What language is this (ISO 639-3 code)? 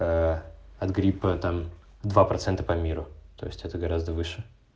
rus